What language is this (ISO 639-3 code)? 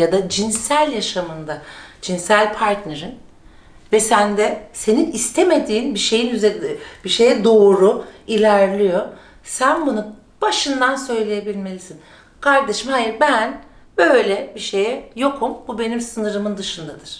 tur